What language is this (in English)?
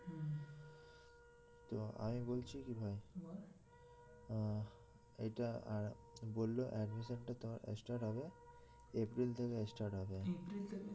Bangla